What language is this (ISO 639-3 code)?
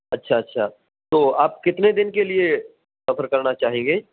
urd